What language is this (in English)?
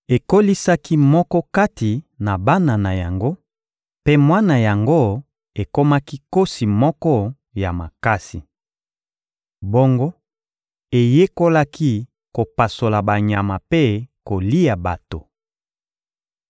Lingala